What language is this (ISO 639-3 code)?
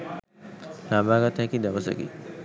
sin